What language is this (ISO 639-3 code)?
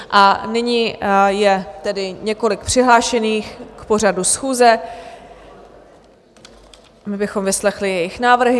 ces